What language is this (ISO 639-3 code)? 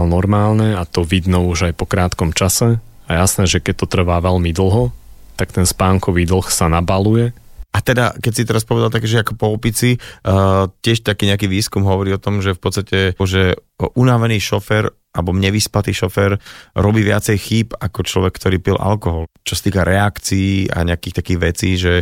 slk